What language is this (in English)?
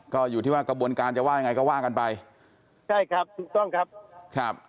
Thai